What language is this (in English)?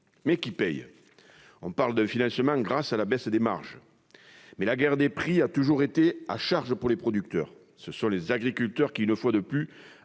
French